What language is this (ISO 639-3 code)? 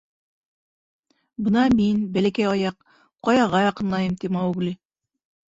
bak